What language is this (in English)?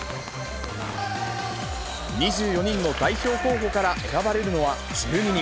Japanese